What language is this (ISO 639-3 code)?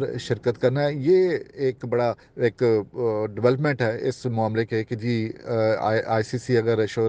hin